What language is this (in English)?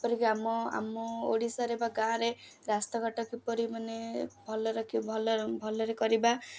Odia